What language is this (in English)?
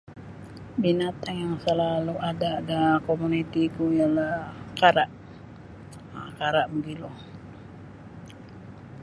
Sabah Bisaya